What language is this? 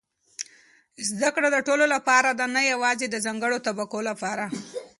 Pashto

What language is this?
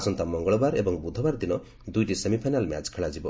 Odia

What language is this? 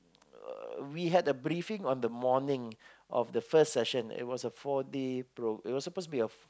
English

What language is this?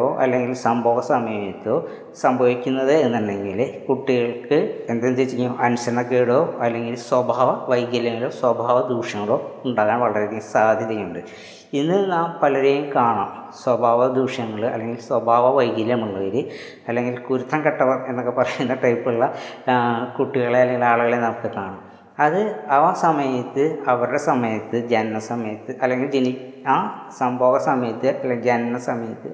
Malayalam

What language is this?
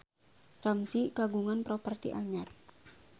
Sundanese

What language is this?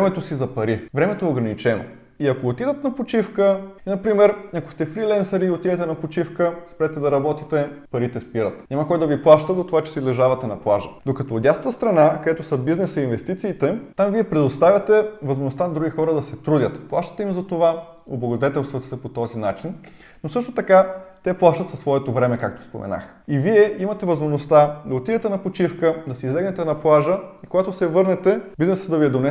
Bulgarian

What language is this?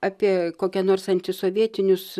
Lithuanian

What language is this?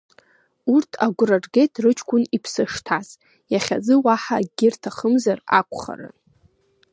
Abkhazian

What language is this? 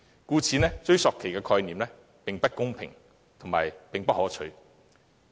Cantonese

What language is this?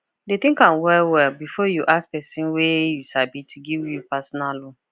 Nigerian Pidgin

